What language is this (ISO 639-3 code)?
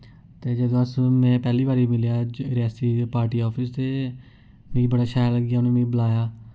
doi